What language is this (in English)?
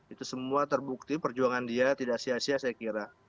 Indonesian